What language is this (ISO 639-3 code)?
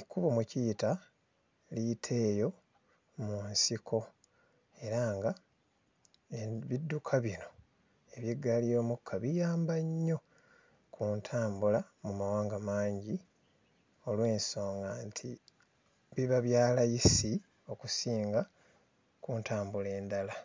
lug